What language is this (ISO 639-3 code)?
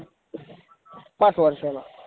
mar